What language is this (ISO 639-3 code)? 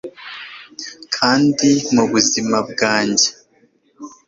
kin